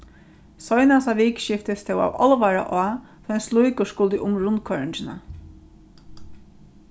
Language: Faroese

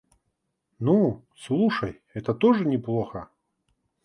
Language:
Russian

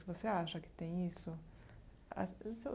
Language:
Portuguese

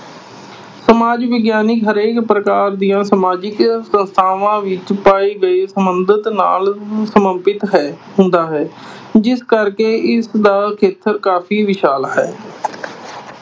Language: Punjabi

